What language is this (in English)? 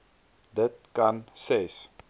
Afrikaans